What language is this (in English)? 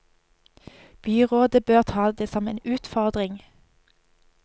Norwegian